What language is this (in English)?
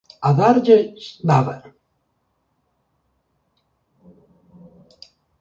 Galician